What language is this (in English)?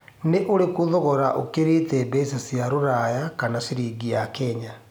Kikuyu